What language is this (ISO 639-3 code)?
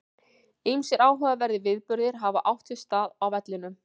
isl